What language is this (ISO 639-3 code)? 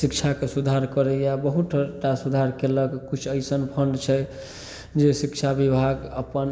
mai